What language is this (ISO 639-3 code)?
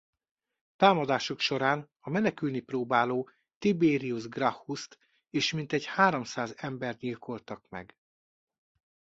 hun